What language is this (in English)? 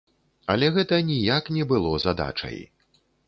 Belarusian